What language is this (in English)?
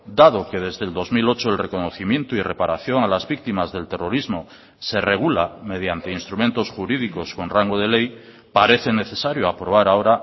Spanish